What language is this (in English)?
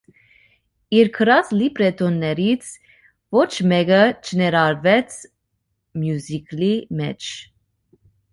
Armenian